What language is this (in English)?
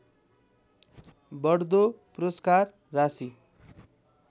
Nepali